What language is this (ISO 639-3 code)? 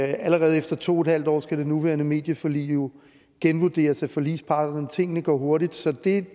dan